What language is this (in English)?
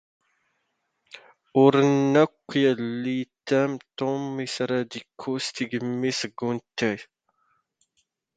Standard Moroccan Tamazight